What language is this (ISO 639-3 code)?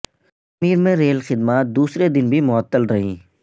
urd